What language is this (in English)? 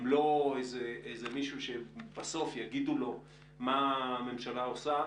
Hebrew